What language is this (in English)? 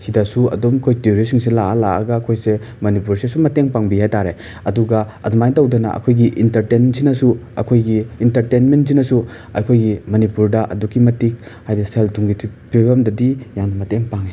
Manipuri